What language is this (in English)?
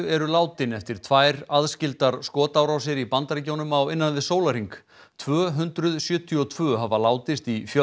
Icelandic